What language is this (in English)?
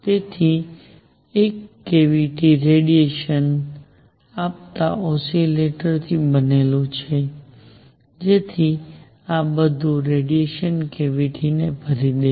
Gujarati